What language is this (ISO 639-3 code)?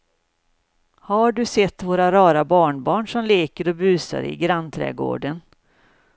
swe